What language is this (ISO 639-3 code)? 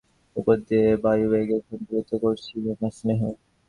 ben